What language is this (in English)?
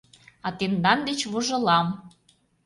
Mari